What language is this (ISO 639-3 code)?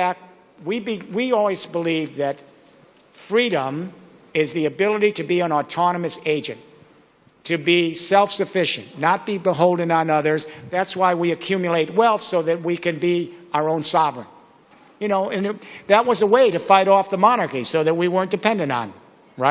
eng